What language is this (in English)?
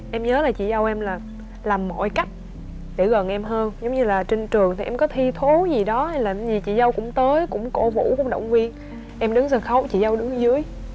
Vietnamese